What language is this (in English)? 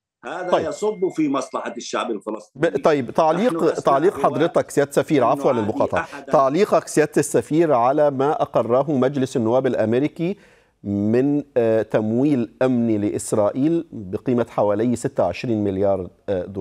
Arabic